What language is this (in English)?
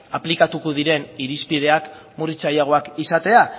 Basque